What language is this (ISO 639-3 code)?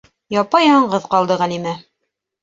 bak